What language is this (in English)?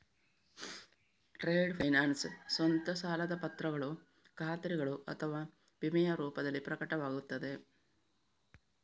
Kannada